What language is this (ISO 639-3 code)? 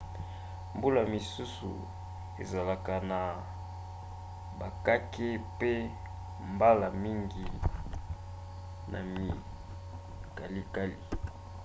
lin